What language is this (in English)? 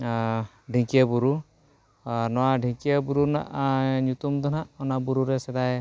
Santali